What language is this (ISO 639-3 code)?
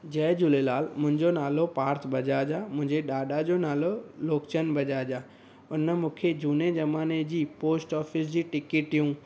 snd